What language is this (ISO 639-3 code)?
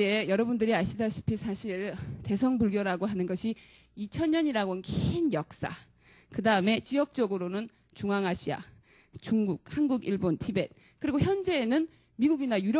kor